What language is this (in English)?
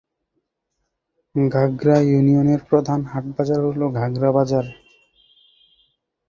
Bangla